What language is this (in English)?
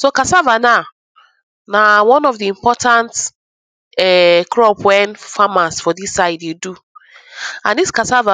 Nigerian Pidgin